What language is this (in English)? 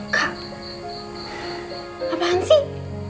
Indonesian